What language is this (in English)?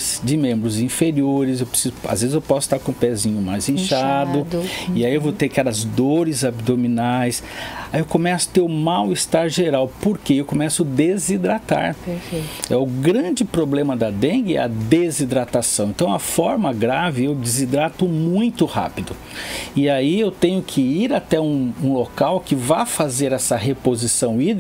Portuguese